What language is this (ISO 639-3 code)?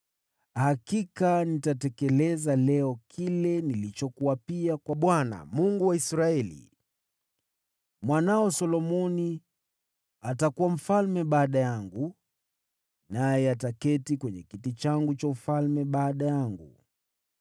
swa